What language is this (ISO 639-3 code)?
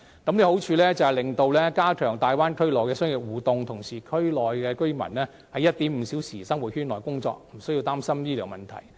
yue